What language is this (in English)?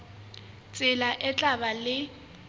Southern Sotho